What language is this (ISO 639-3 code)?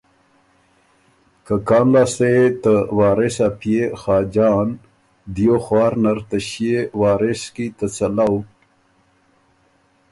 oru